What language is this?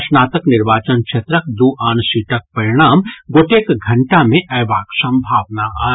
Maithili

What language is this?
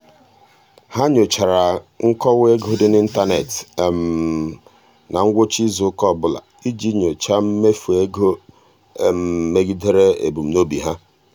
Igbo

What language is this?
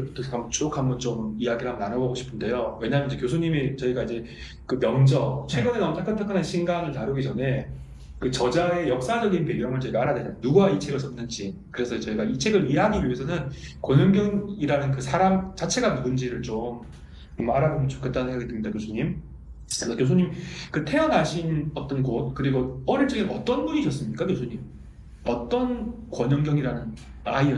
Korean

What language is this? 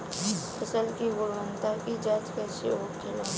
Bhojpuri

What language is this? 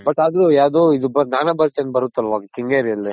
Kannada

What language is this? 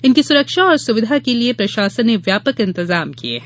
Hindi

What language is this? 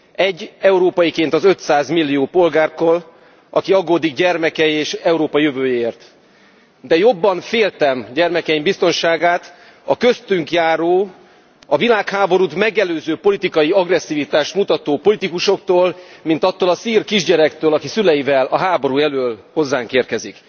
Hungarian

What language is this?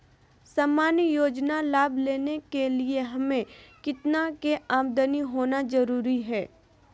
Magahi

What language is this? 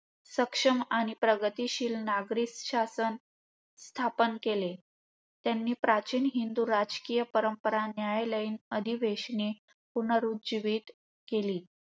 Marathi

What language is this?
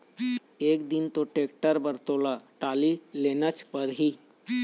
Chhattisgarhi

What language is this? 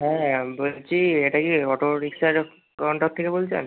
Bangla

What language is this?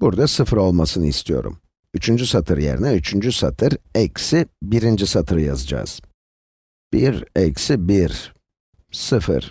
Turkish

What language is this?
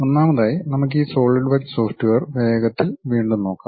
Malayalam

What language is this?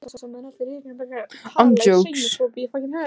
Icelandic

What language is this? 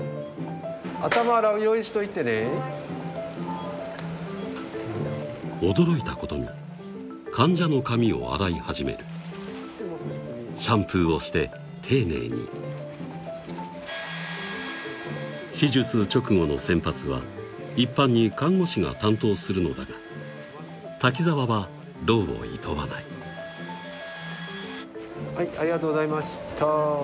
Japanese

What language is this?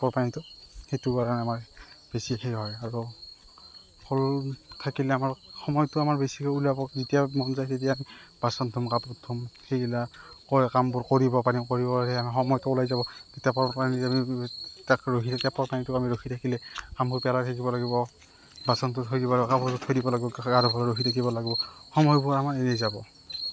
Assamese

